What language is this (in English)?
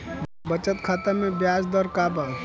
Bhojpuri